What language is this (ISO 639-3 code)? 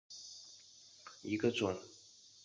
zho